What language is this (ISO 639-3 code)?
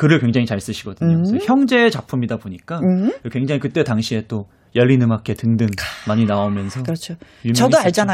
kor